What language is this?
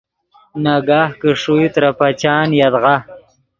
Yidgha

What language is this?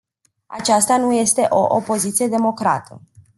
Romanian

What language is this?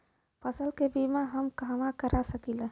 Bhojpuri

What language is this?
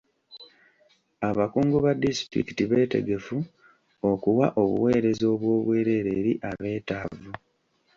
Ganda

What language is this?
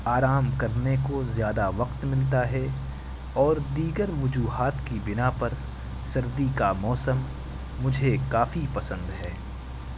Urdu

